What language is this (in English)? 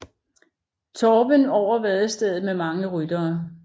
Danish